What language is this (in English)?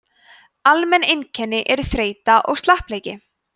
Icelandic